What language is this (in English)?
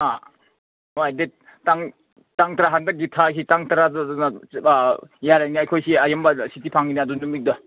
Manipuri